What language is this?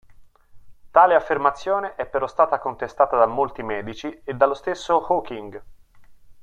Italian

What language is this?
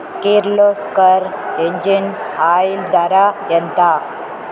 Telugu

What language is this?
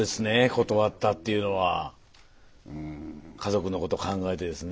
Japanese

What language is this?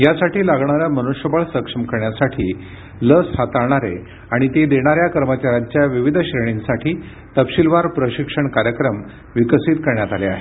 Marathi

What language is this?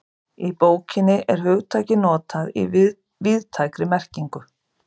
Icelandic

